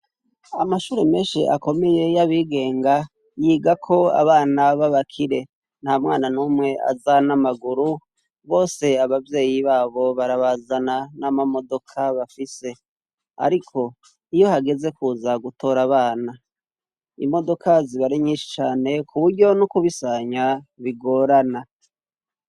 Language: Rundi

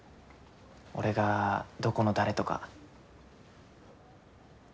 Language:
Japanese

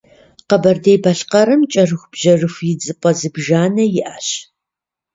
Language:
Kabardian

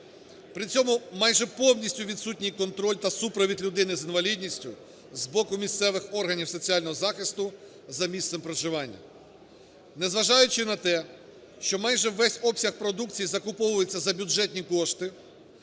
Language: Ukrainian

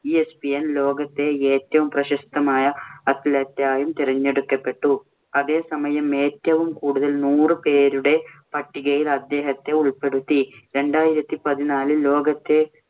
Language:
Malayalam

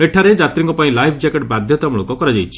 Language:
Odia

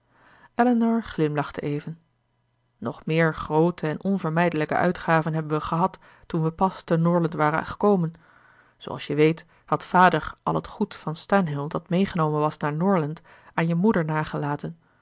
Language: Dutch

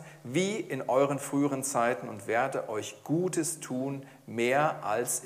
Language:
German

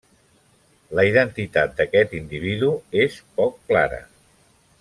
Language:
Catalan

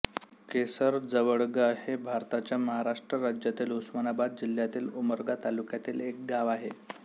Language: Marathi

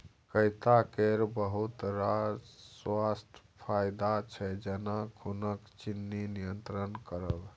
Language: Maithili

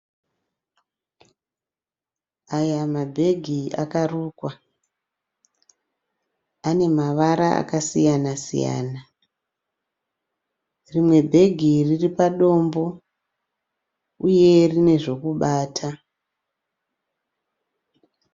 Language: Shona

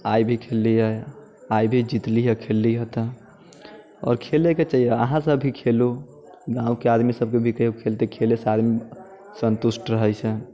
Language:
Maithili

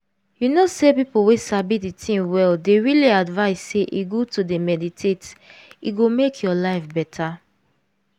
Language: Nigerian Pidgin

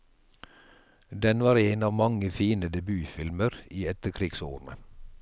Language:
Norwegian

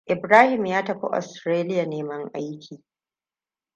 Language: Hausa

